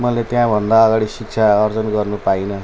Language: Nepali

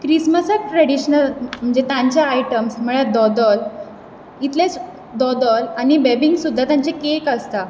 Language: Konkani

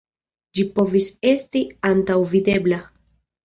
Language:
Esperanto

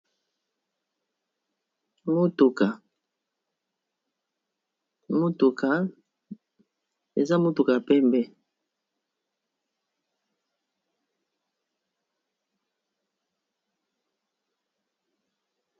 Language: Lingala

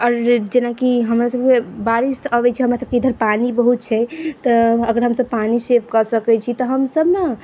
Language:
Maithili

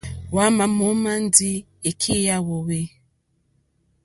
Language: Mokpwe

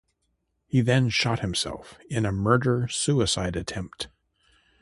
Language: English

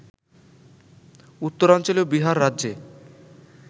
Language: Bangla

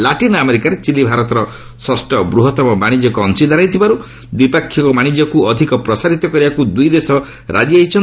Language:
Odia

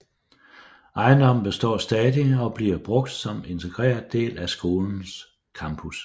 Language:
Danish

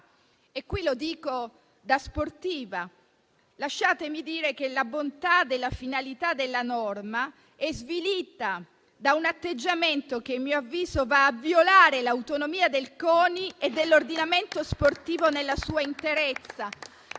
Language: Italian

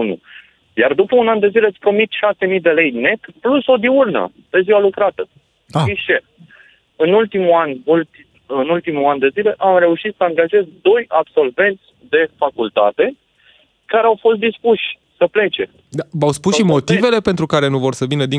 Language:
Romanian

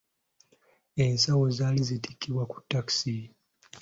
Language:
Ganda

